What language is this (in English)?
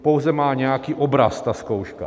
Czech